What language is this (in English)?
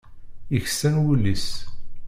Kabyle